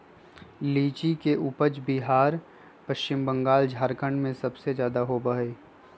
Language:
Magahi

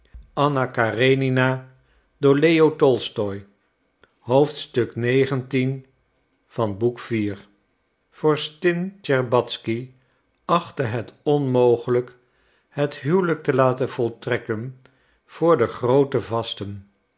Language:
Dutch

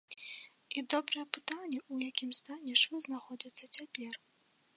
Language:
Belarusian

